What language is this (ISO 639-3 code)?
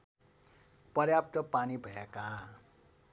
nep